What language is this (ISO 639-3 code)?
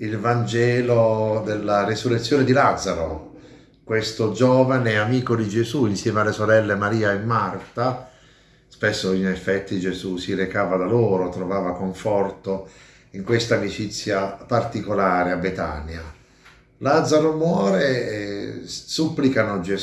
ita